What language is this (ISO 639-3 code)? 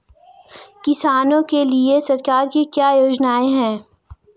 hin